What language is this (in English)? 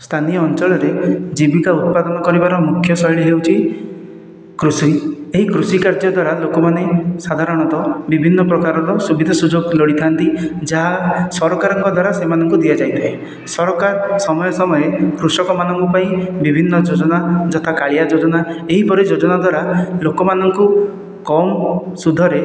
Odia